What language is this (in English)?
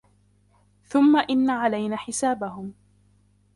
Arabic